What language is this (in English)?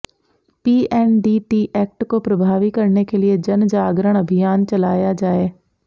Hindi